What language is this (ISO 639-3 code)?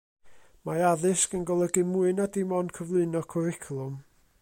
cym